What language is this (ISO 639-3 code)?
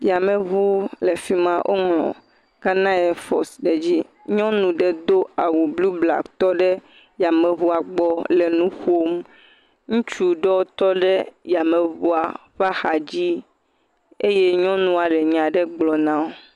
ewe